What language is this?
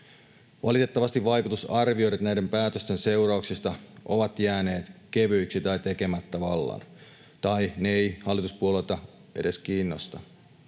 Finnish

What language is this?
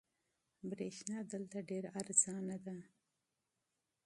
Pashto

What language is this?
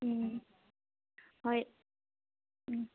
Manipuri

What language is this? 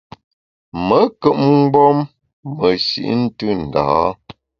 Bamun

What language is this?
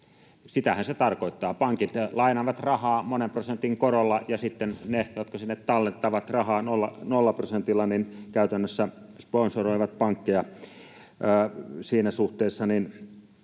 Finnish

